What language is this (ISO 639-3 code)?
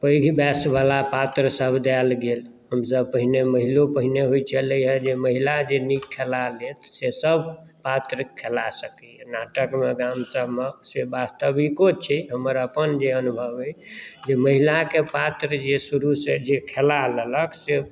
mai